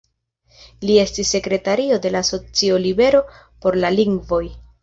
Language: Esperanto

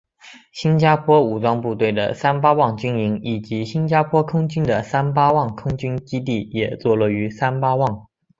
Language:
Chinese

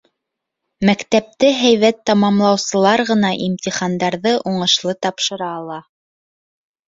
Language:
Bashkir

